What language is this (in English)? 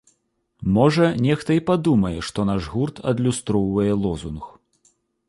Belarusian